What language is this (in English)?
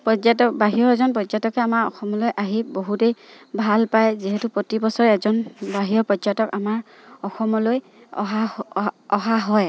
Assamese